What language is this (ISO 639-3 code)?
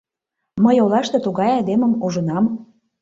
chm